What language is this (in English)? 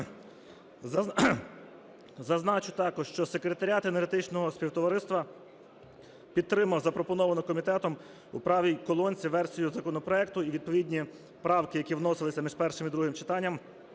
Ukrainian